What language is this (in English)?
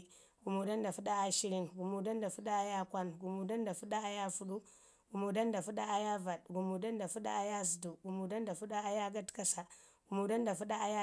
Ngizim